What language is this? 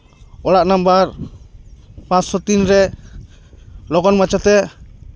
Santali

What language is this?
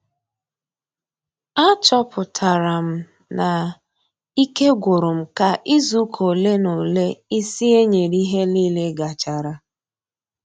Igbo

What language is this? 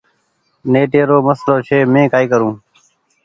Goaria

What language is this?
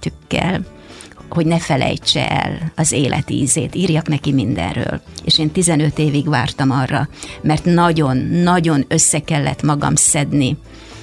Hungarian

